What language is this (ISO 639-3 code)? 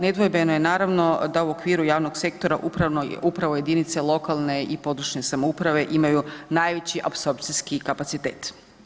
hrv